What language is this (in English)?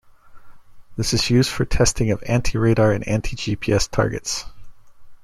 English